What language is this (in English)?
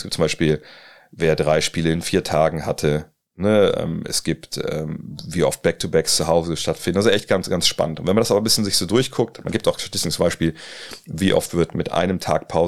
German